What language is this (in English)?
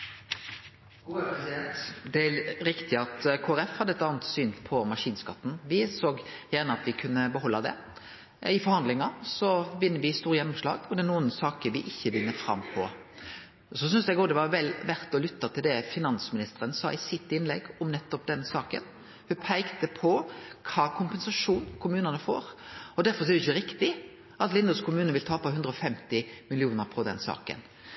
Norwegian Nynorsk